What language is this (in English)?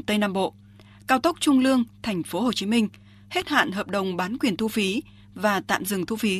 Vietnamese